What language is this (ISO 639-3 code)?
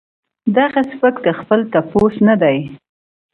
pus